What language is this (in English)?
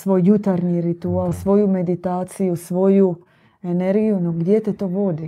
Croatian